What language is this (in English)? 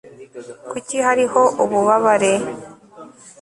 Kinyarwanda